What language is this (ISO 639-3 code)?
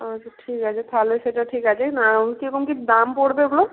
ben